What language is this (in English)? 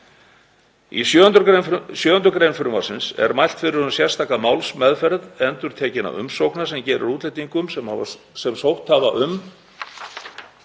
Icelandic